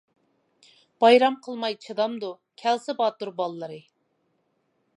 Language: Uyghur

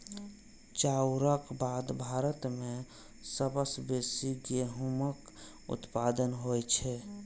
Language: Maithili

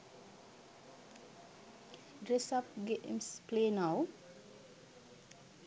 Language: Sinhala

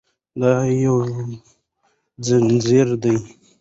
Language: Pashto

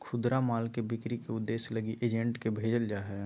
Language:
Magahi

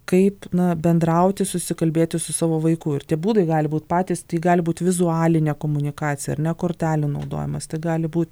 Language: Lithuanian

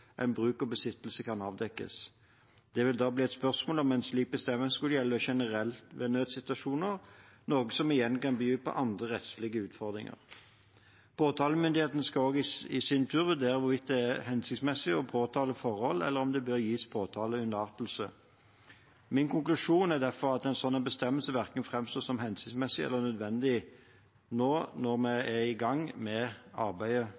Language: Norwegian Bokmål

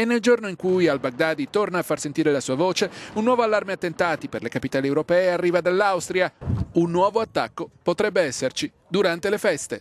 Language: Italian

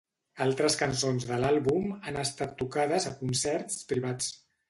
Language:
Catalan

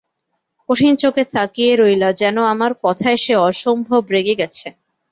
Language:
Bangla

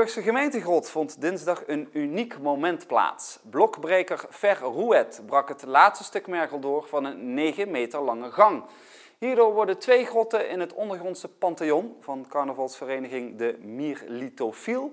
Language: Dutch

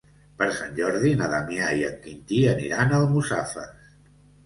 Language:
Catalan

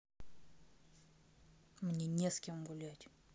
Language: Russian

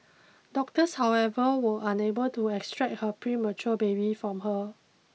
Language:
English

